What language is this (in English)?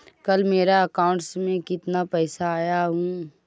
Magahi